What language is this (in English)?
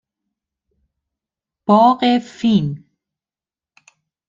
Persian